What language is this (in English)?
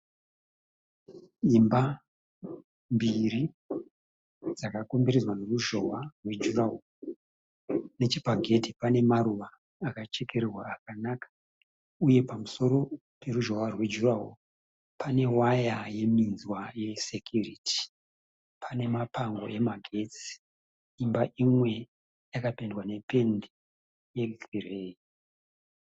Shona